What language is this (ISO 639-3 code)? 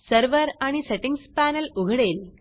mar